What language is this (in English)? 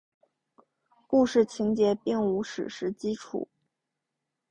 Chinese